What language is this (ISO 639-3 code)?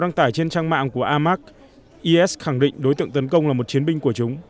vie